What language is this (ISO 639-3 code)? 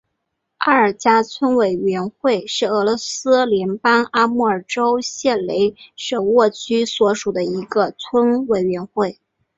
zho